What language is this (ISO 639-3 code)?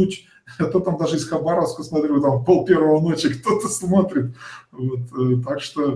rus